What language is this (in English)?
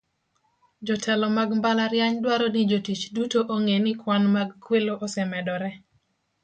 Luo (Kenya and Tanzania)